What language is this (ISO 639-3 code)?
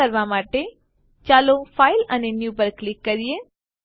guj